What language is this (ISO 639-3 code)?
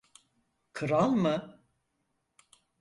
tur